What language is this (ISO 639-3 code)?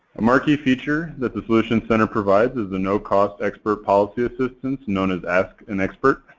eng